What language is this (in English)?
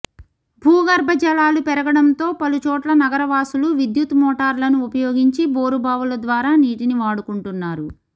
Telugu